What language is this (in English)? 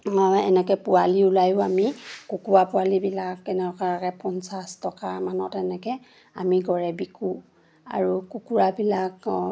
Assamese